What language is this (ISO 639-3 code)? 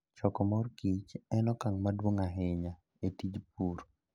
luo